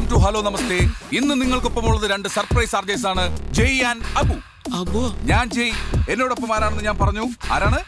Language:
Malayalam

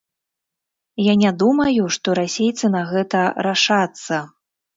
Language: Belarusian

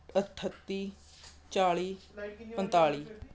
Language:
Punjabi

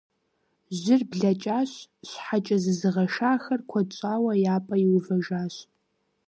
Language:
Kabardian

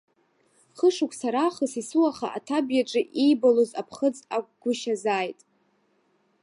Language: Abkhazian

